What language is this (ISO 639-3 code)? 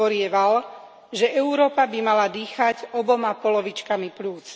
slk